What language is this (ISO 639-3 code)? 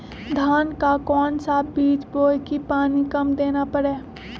mag